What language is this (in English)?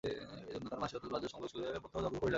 Bangla